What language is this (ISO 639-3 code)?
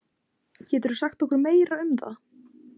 isl